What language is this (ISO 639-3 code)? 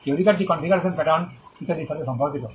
ben